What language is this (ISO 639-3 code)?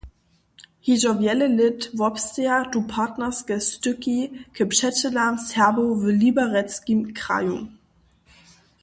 hsb